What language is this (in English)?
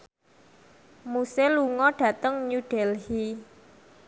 Javanese